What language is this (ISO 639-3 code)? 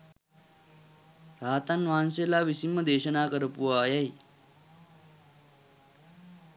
sin